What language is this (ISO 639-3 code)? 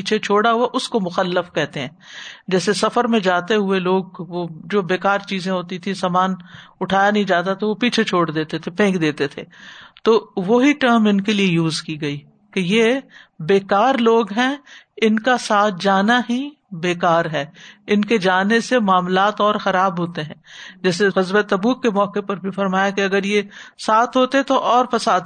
urd